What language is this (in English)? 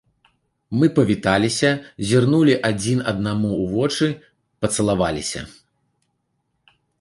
Belarusian